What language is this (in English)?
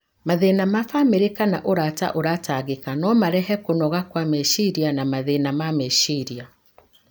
Kikuyu